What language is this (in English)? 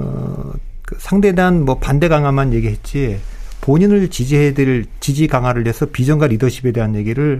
Korean